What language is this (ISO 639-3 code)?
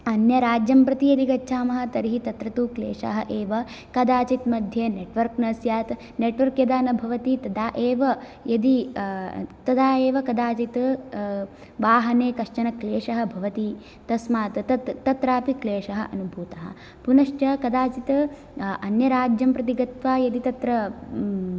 san